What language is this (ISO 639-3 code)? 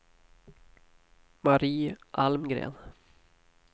swe